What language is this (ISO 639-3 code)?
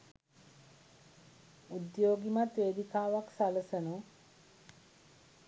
sin